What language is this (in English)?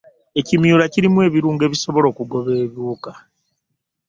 Ganda